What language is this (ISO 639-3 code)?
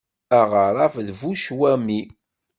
kab